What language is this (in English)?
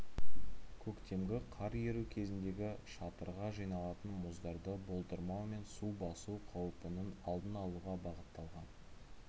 Kazakh